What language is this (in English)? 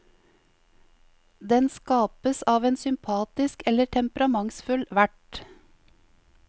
Norwegian